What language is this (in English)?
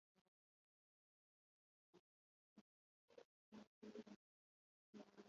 Kinyarwanda